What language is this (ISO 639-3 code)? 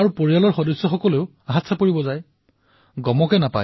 asm